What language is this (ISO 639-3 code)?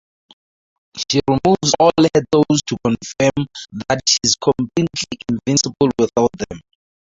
eng